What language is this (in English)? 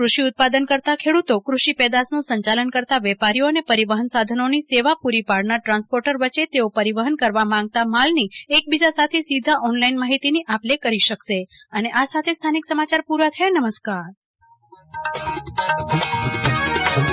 Gujarati